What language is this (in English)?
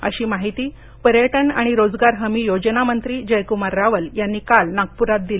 Marathi